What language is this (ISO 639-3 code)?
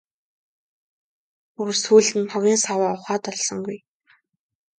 mon